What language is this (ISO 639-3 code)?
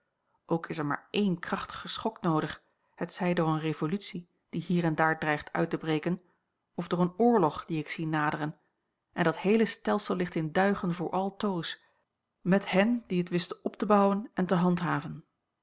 nld